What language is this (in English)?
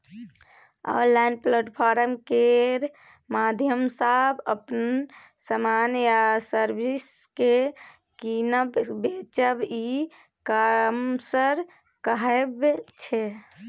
Maithili